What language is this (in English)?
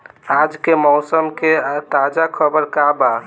Bhojpuri